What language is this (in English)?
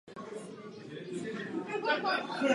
Czech